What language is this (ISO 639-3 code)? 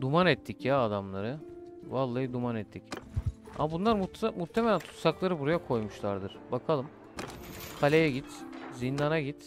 tur